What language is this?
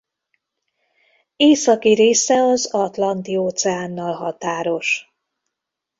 Hungarian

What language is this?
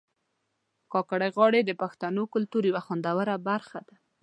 Pashto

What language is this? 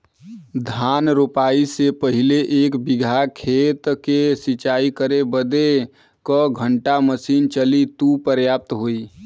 Bhojpuri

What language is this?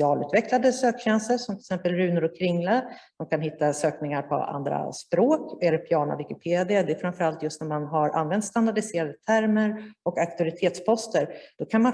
Swedish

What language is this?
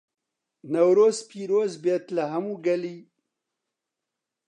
Central Kurdish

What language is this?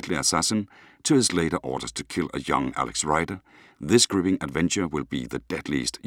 Danish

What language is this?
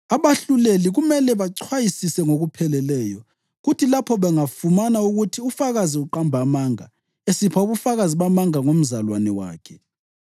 North Ndebele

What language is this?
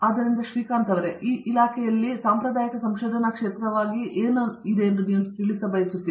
Kannada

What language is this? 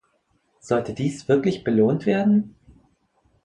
German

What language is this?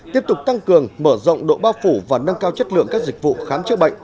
Vietnamese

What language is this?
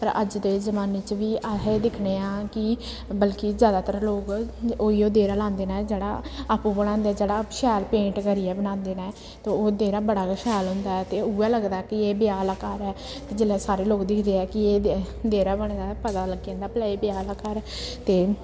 Dogri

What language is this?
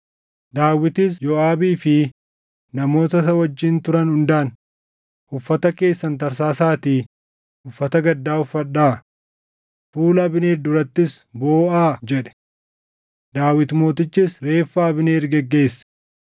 Oromo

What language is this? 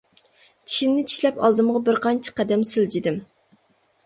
Uyghur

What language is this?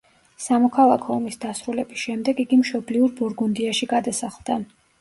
Georgian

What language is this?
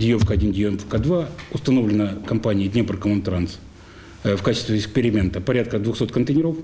Russian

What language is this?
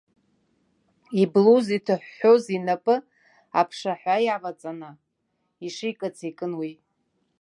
Abkhazian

